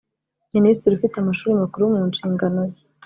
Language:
Kinyarwanda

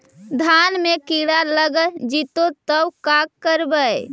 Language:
Magahi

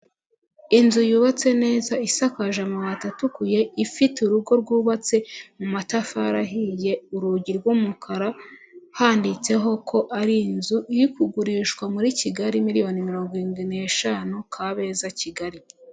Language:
Kinyarwanda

